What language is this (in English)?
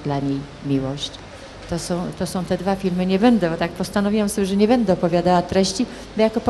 Polish